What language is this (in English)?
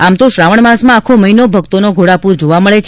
Gujarati